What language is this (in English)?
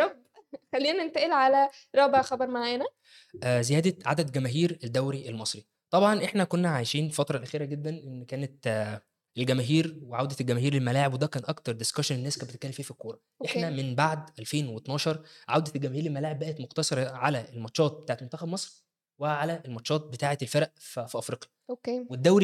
Arabic